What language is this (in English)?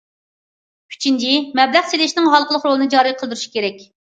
Uyghur